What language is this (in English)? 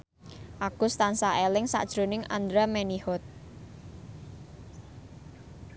Javanese